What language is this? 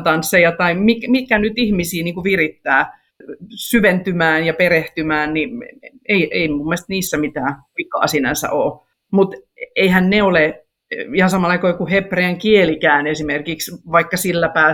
Finnish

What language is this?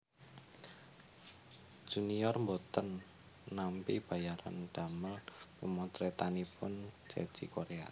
Javanese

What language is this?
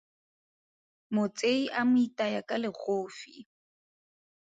Tswana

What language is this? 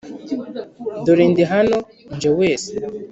Kinyarwanda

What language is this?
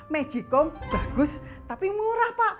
Indonesian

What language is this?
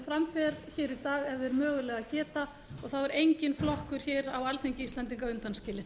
Icelandic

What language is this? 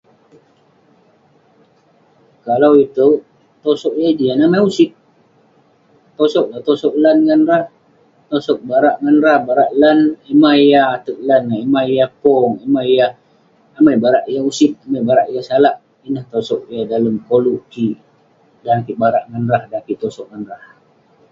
Western Penan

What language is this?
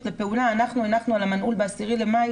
Hebrew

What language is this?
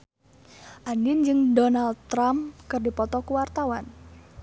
Sundanese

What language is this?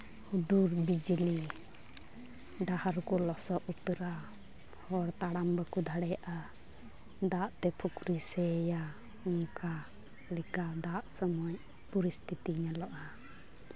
Santali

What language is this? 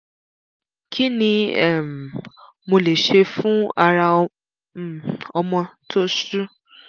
Yoruba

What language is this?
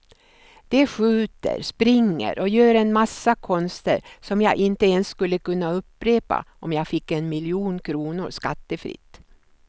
Swedish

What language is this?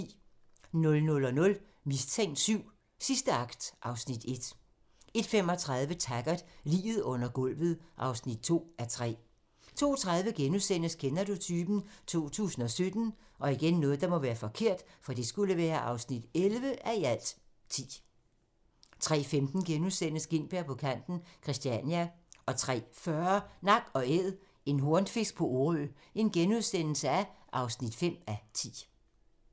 Danish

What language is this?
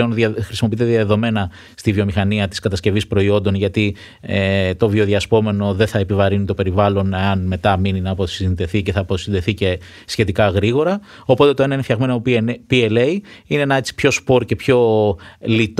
Greek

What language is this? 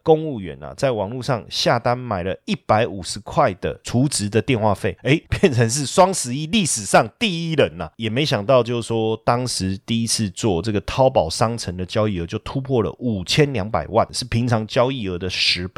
Chinese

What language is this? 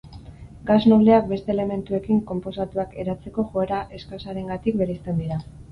Basque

